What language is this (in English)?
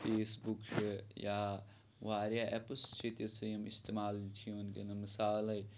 Kashmiri